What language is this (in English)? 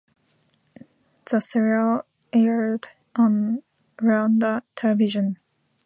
English